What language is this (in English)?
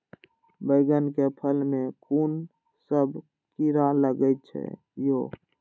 Maithili